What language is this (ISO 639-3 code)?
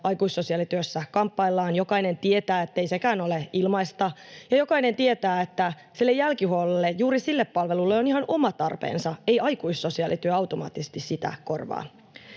fin